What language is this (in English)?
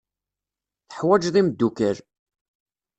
Kabyle